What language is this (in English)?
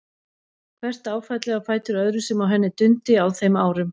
Icelandic